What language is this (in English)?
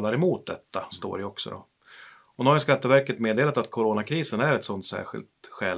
Swedish